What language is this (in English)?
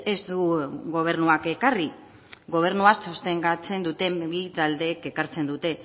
Basque